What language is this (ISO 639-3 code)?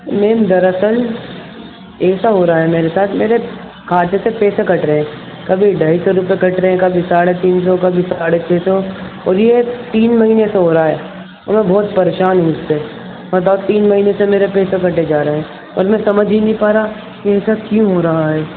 urd